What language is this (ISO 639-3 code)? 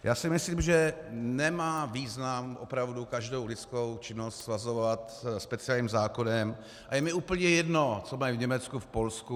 ces